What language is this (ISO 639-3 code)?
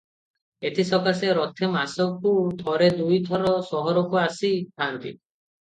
ori